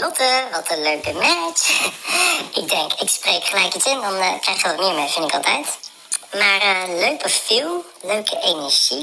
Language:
Dutch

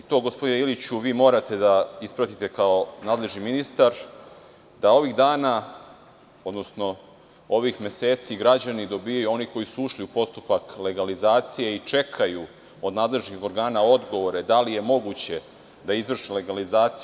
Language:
Serbian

